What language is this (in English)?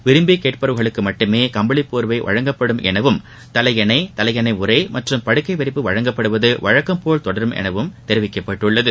Tamil